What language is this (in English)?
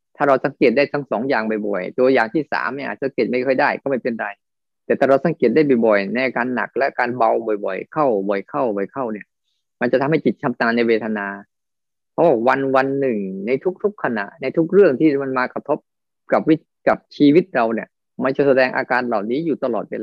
Thai